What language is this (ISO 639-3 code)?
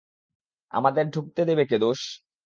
ben